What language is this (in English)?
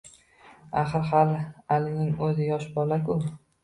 Uzbek